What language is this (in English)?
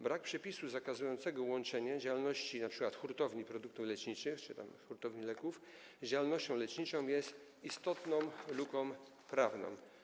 Polish